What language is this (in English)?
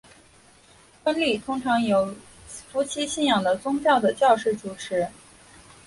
Chinese